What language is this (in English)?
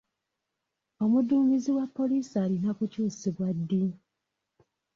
Ganda